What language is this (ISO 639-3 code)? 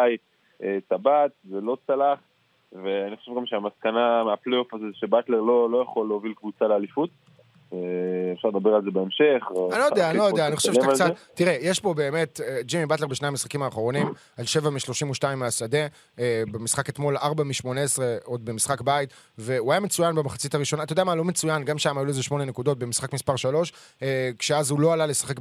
heb